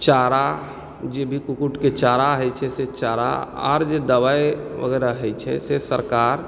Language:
Maithili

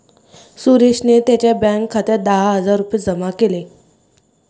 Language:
Marathi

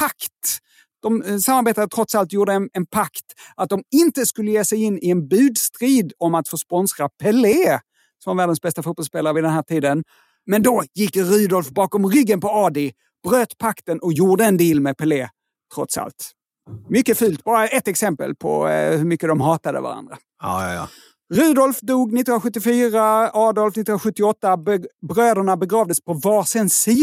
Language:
Swedish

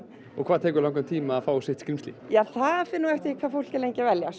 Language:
Icelandic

